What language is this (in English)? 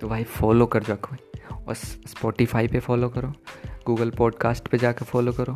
Hindi